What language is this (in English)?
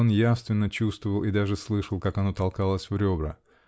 Russian